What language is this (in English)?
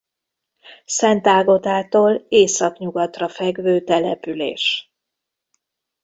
Hungarian